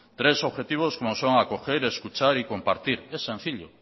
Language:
Spanish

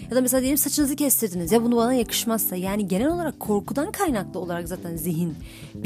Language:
Turkish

